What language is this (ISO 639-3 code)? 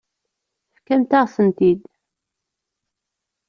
kab